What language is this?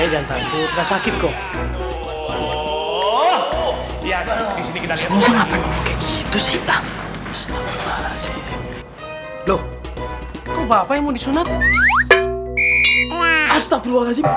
Indonesian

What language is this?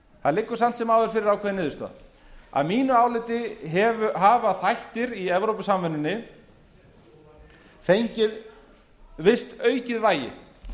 Icelandic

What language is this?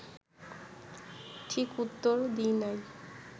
Bangla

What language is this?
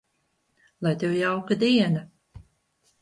Latvian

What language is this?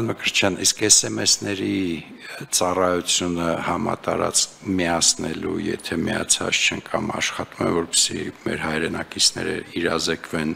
Romanian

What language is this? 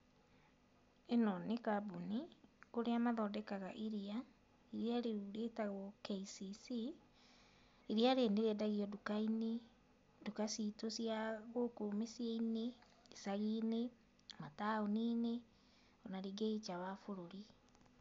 Kikuyu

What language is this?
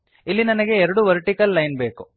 Kannada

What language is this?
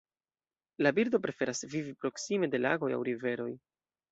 Esperanto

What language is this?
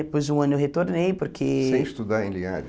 Portuguese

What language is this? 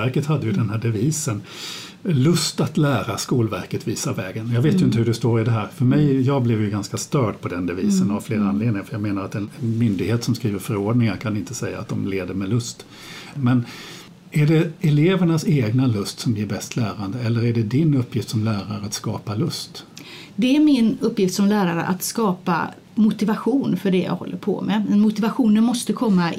Swedish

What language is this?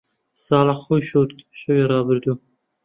Central Kurdish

